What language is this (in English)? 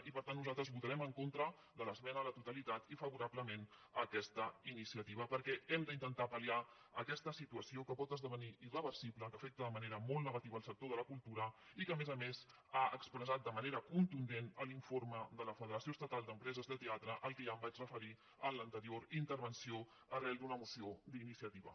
Catalan